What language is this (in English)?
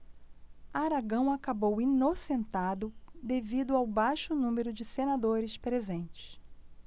Portuguese